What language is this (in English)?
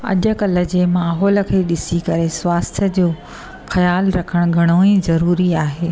Sindhi